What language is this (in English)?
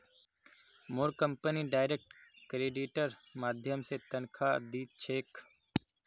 Magahi